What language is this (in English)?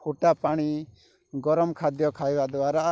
Odia